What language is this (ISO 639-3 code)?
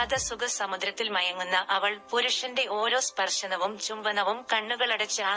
mal